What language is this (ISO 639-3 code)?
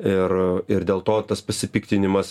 lit